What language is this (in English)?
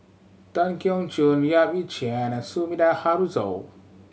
English